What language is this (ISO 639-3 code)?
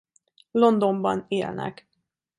hun